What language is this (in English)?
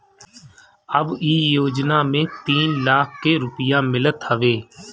Bhojpuri